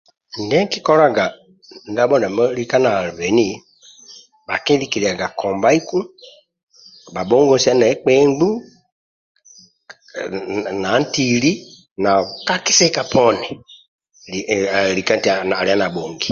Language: Amba (Uganda)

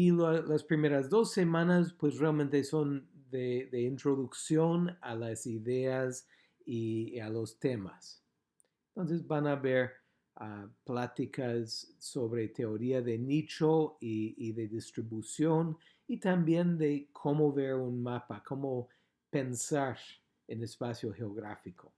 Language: Spanish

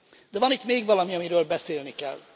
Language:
Hungarian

